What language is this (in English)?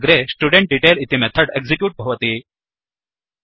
Sanskrit